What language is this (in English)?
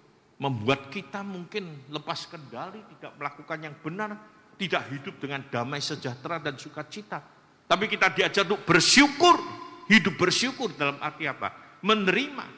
Indonesian